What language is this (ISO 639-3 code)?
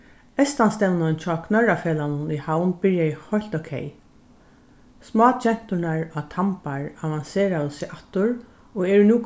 fao